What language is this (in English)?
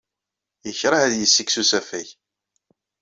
Kabyle